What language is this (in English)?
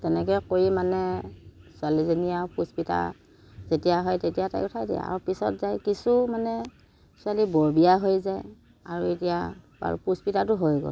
Assamese